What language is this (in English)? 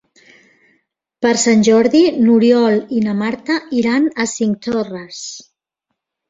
Catalan